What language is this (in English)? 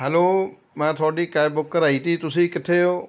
Punjabi